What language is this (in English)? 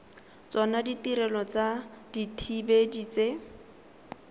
Tswana